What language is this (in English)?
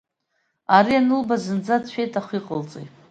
Abkhazian